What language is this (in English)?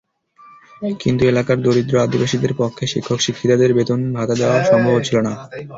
Bangla